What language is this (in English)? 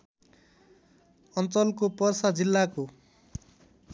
Nepali